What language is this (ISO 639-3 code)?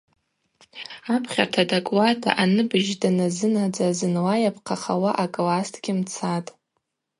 abq